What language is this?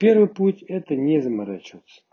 Russian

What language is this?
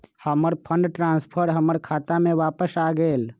Magahi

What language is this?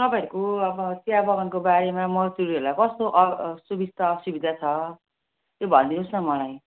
Nepali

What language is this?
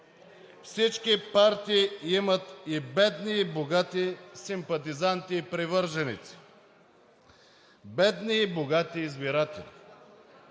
Bulgarian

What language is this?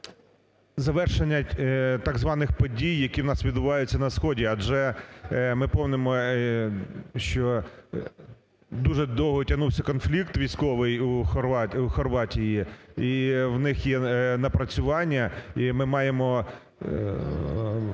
Ukrainian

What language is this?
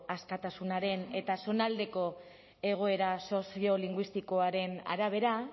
Basque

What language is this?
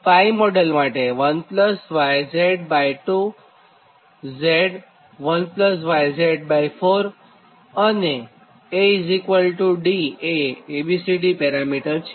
Gujarati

